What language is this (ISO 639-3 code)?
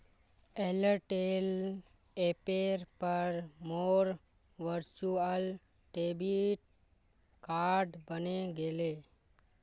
mag